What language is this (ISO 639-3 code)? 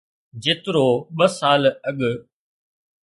snd